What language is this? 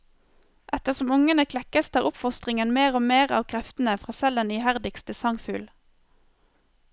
Norwegian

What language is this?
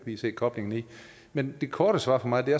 Danish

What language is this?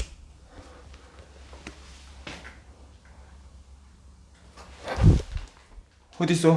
Korean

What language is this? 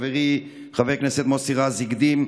Hebrew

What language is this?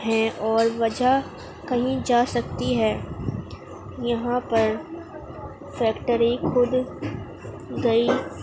Urdu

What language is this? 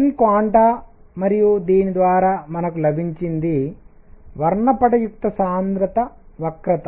Telugu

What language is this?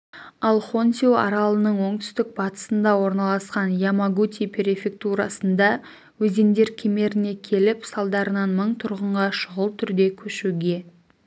Kazakh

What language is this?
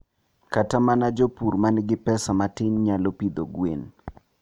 Luo (Kenya and Tanzania)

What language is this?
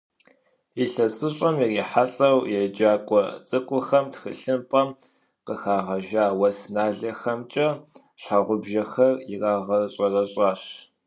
Kabardian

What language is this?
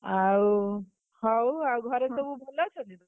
Odia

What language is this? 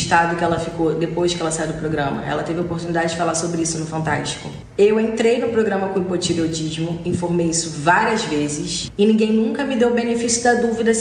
Portuguese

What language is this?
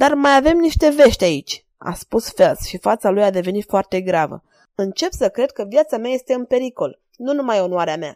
Romanian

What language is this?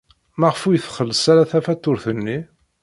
Kabyle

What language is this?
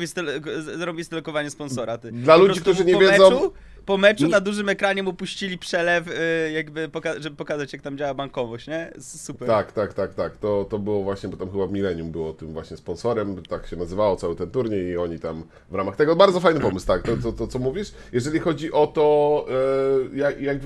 Polish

